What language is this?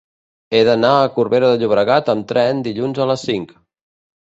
Catalan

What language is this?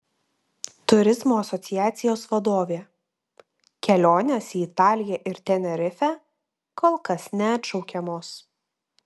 Lithuanian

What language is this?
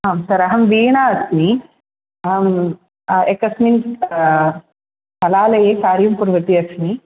Sanskrit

